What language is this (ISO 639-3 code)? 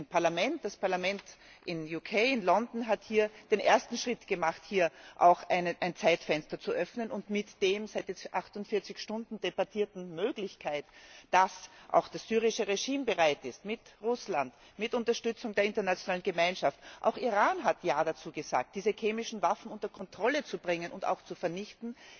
deu